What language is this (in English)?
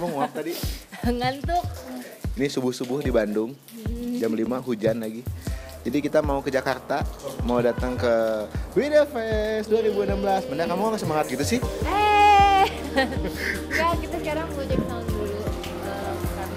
Indonesian